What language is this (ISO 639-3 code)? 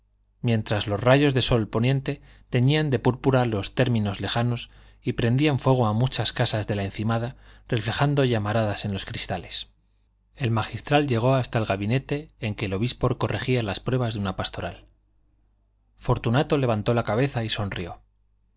spa